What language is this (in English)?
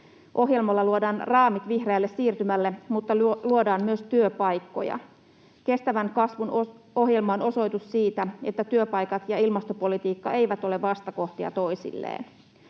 Finnish